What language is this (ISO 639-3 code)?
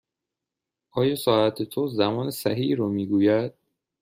fas